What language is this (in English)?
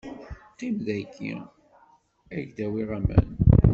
Kabyle